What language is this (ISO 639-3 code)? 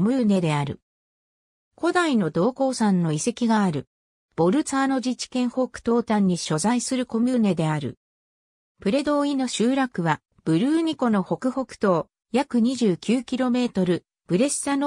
jpn